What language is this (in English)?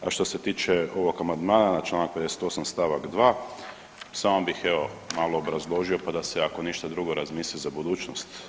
Croatian